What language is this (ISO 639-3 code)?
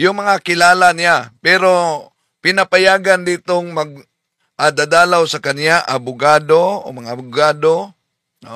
fil